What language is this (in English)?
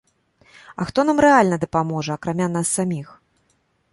Belarusian